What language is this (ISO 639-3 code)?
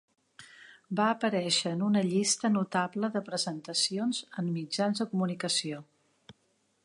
cat